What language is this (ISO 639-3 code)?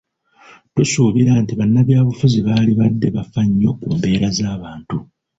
lug